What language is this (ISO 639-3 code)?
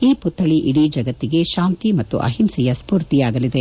kan